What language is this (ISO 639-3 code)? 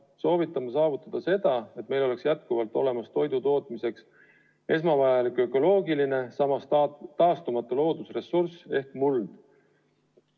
est